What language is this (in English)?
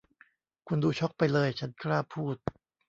Thai